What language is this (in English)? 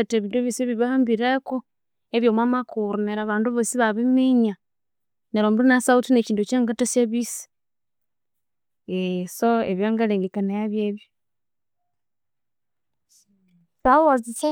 Konzo